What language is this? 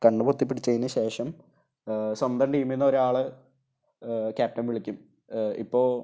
Malayalam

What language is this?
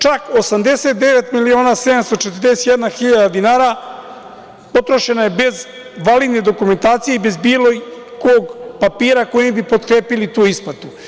Serbian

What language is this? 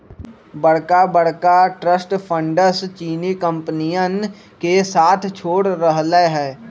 Magahi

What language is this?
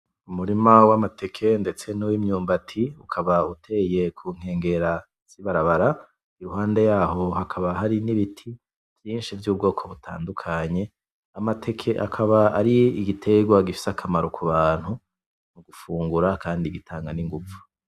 Rundi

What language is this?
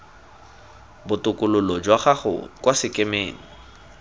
Tswana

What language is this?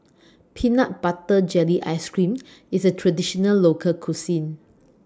English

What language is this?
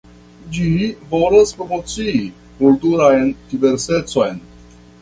Esperanto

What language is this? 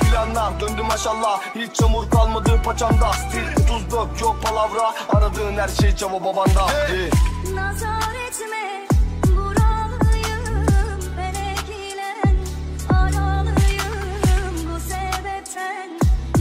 Turkish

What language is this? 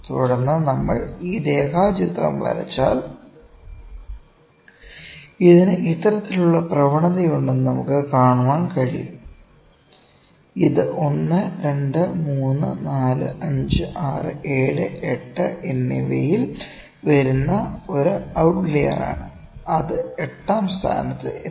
Malayalam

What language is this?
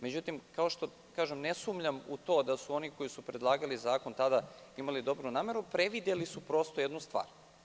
Serbian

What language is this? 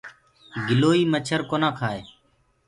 Gurgula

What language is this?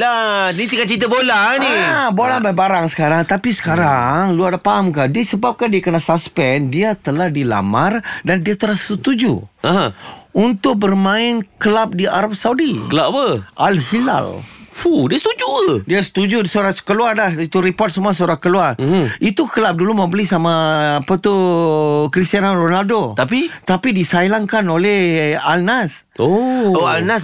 Malay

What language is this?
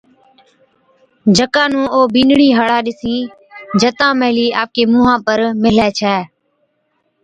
Od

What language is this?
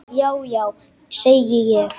Icelandic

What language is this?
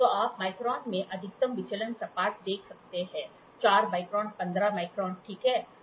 Hindi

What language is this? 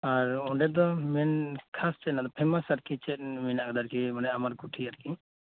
Santali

